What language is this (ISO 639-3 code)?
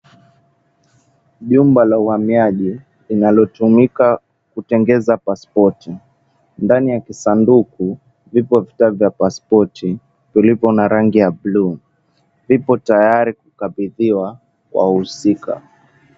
swa